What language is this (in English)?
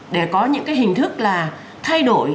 Vietnamese